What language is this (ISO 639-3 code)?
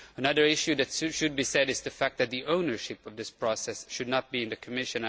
eng